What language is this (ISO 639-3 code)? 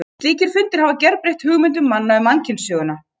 isl